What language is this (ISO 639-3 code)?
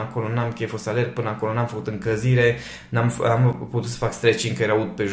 ron